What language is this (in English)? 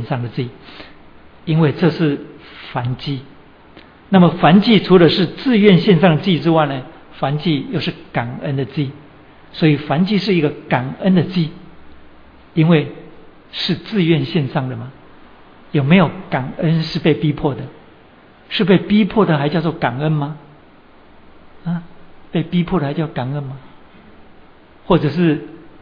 Chinese